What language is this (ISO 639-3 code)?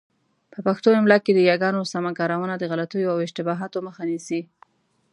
pus